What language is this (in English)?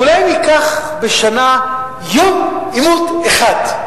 Hebrew